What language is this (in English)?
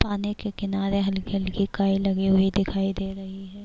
Urdu